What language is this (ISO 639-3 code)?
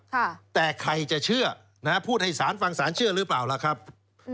tha